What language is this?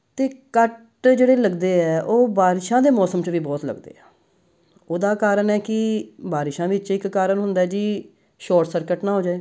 Punjabi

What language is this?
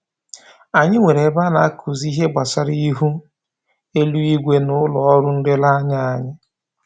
Igbo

